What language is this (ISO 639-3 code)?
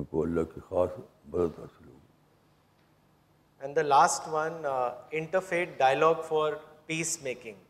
urd